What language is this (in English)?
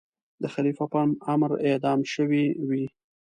Pashto